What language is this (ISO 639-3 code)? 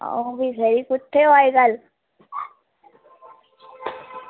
doi